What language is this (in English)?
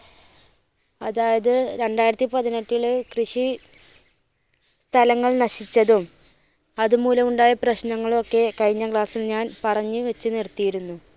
Malayalam